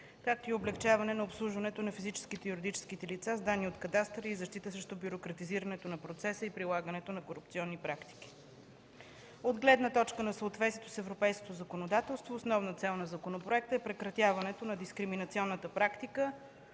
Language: Bulgarian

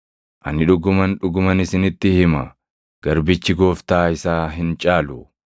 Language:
Oromo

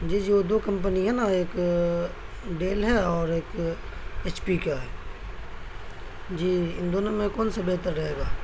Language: Urdu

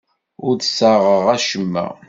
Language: Kabyle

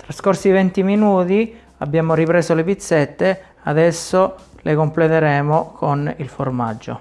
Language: Italian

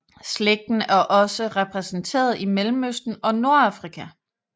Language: Danish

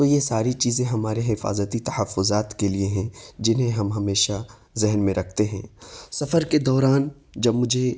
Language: Urdu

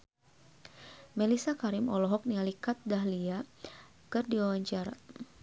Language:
Sundanese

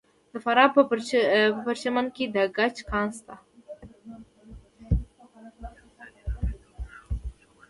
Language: Pashto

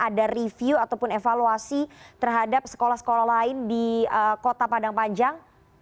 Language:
Indonesian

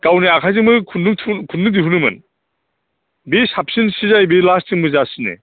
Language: Bodo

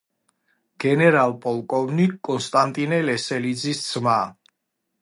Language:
Georgian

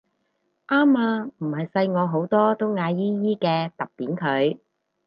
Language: Cantonese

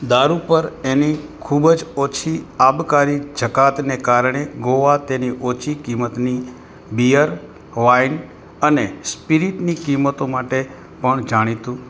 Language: Gujarati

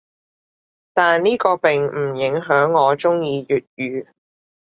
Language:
Cantonese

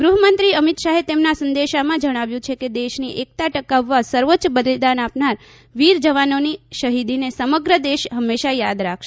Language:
Gujarati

